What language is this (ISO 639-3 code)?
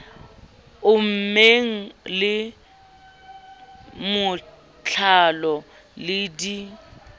sot